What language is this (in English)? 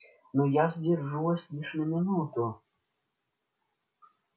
Russian